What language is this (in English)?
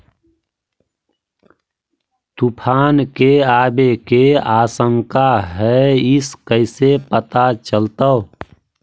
Magahi